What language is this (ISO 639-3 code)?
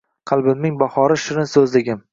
uzb